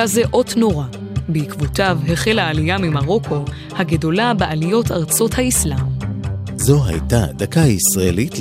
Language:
Hebrew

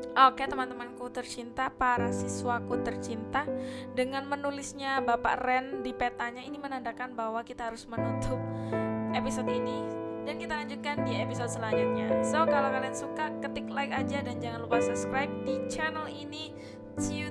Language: Indonesian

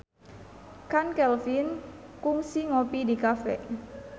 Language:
Sundanese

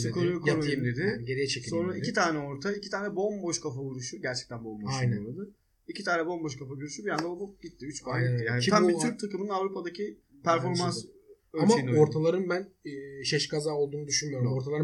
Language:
Turkish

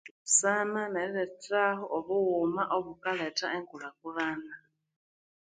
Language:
Konzo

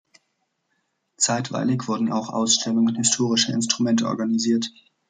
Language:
German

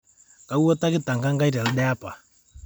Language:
Masai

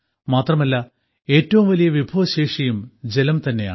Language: Malayalam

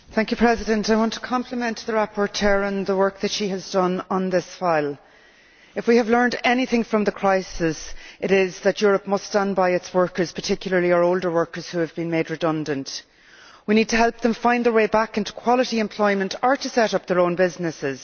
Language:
English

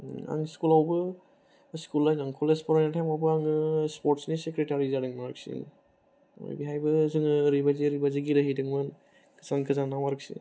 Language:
Bodo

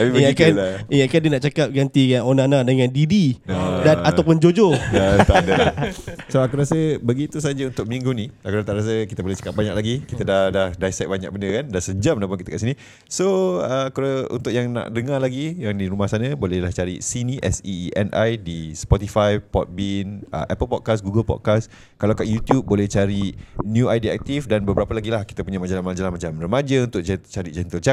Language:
Malay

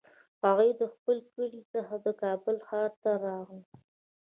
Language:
Pashto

